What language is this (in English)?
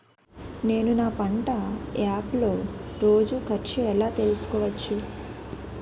Telugu